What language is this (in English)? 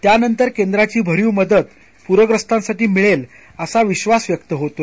Marathi